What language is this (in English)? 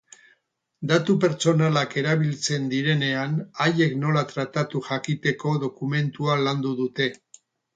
Basque